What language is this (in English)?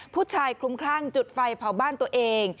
Thai